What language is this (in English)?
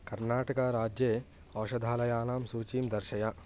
Sanskrit